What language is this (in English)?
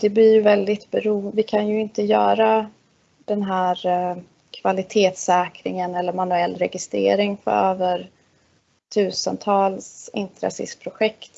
Swedish